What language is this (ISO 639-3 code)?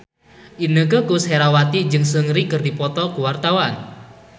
sun